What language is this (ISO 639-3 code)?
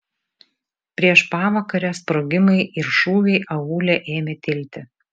lit